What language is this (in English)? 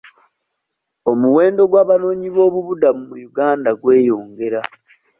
Ganda